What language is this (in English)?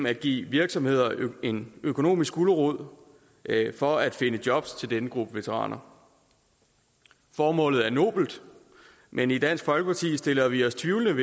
Danish